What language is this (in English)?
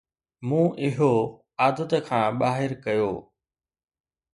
Sindhi